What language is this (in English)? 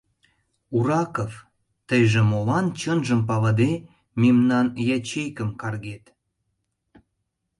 Mari